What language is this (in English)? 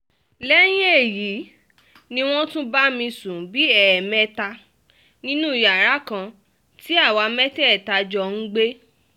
Yoruba